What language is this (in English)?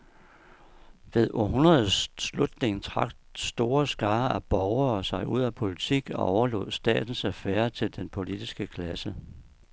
Danish